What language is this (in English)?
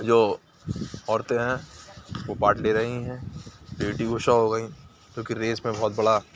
Urdu